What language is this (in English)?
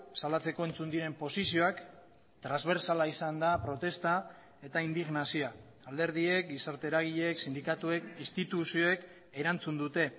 Basque